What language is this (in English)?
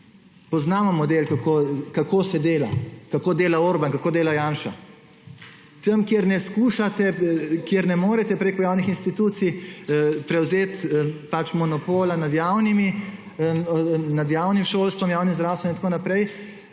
Slovenian